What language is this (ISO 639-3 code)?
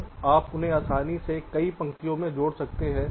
hin